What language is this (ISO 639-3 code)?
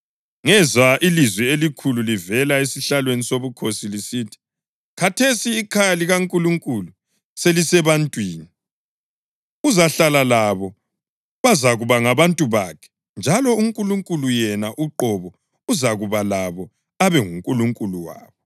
nde